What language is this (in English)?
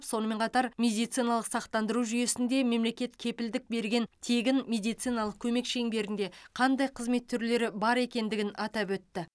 Kazakh